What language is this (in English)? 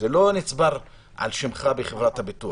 Hebrew